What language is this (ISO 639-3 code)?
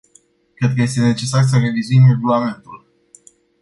ron